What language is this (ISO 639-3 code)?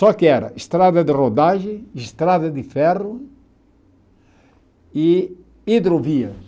por